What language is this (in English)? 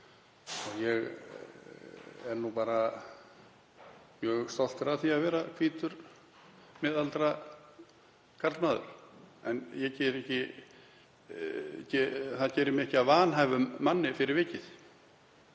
Icelandic